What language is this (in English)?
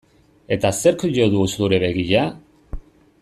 Basque